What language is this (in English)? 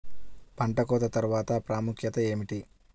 Telugu